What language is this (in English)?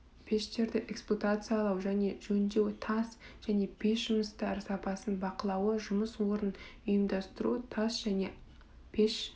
Kazakh